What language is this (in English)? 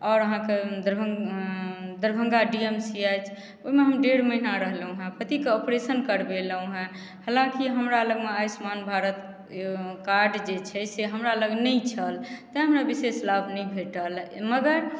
Maithili